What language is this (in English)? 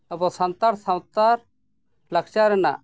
Santali